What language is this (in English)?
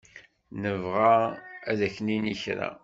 Kabyle